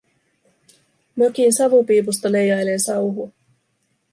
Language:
Finnish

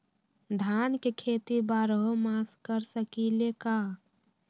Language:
Magahi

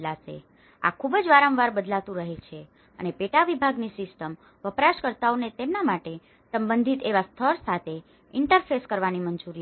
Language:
Gujarati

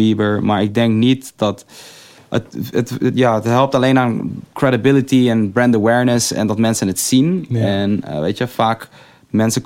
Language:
Dutch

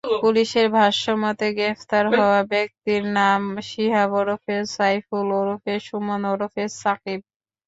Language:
Bangla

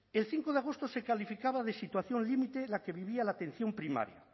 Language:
Spanish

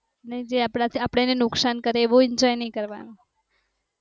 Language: Gujarati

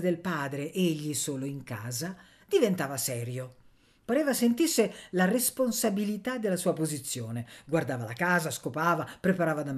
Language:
Italian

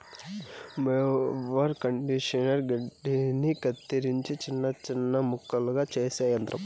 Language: Telugu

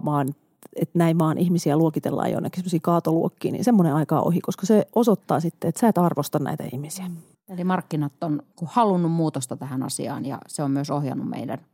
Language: Finnish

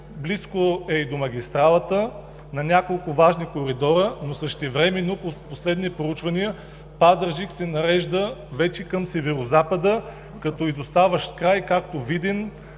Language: Bulgarian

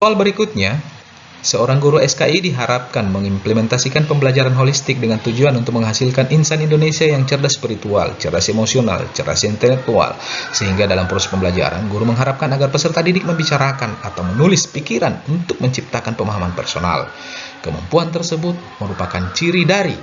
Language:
Indonesian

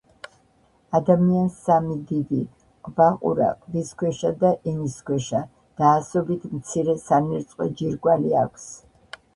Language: Georgian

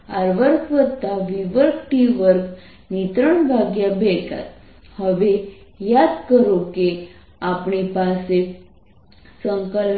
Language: Gujarati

